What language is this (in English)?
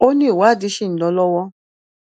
Yoruba